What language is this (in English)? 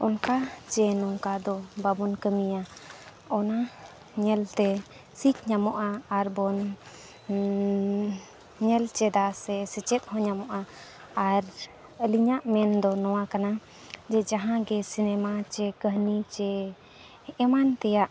Santali